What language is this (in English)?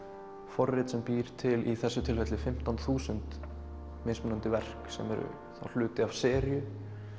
Icelandic